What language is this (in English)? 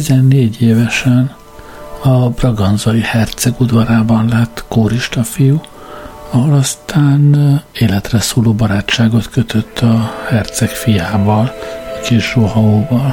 Hungarian